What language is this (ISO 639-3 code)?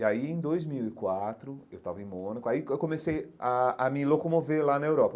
por